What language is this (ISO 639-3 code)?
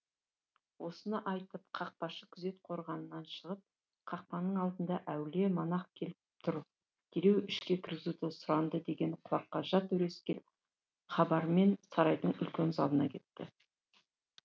kaz